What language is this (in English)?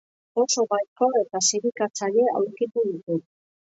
Basque